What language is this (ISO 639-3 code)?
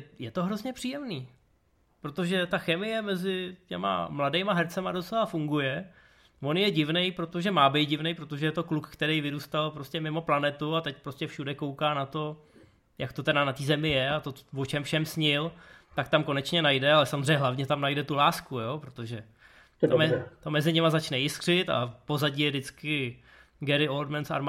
ces